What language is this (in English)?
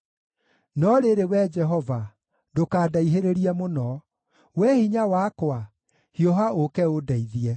Kikuyu